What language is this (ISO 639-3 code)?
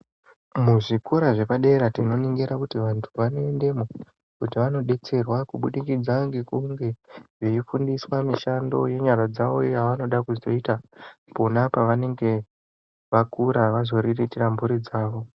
ndc